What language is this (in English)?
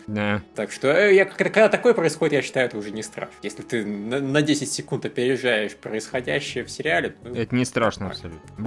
Russian